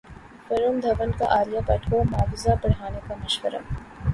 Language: Urdu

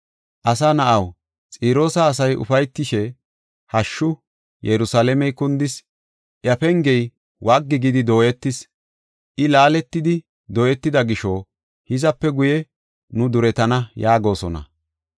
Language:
Gofa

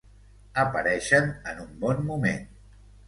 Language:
Catalan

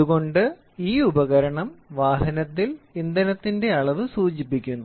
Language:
Malayalam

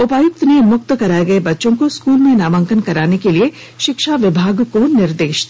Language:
Hindi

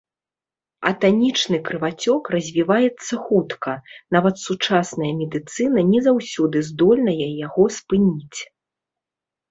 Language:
Belarusian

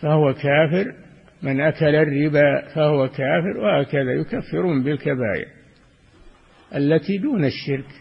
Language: Arabic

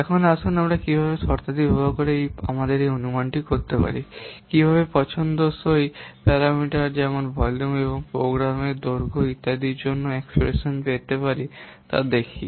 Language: Bangla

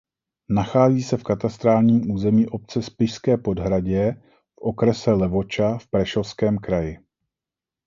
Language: Czech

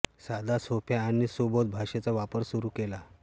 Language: Marathi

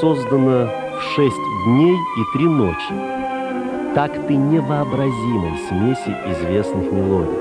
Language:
Russian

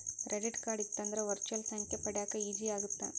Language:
Kannada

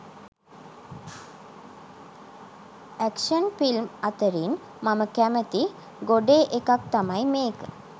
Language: Sinhala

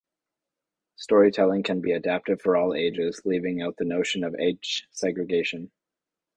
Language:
English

